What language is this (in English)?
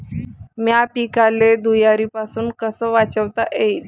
Marathi